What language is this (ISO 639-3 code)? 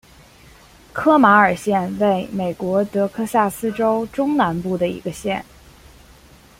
zho